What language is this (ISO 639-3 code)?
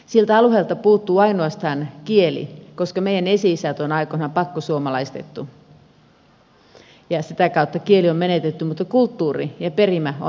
fin